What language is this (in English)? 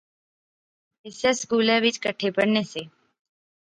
Pahari-Potwari